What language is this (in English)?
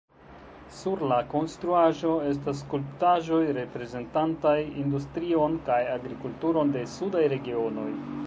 Esperanto